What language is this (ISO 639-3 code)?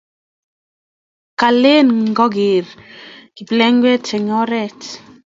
kln